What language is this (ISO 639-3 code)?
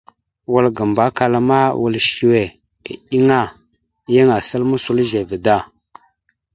mxu